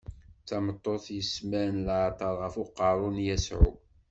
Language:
Kabyle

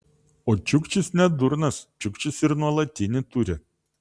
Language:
Lithuanian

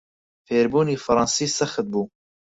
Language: Central Kurdish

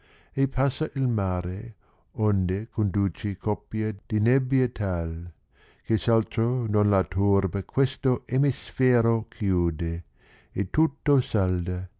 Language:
Italian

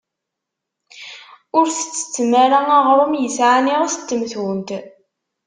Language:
Kabyle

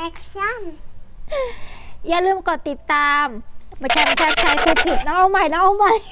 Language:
Thai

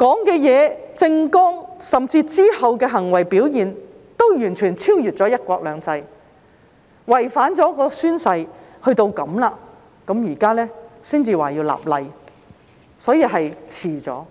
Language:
Cantonese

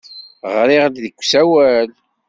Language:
Kabyle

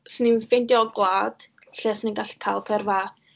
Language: Welsh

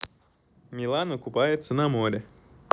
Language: Russian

